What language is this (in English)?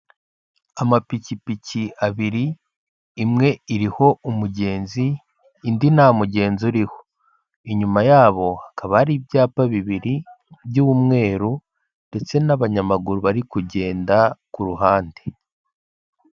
Kinyarwanda